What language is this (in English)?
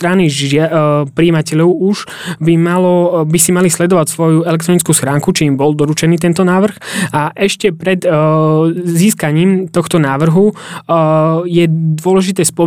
Slovak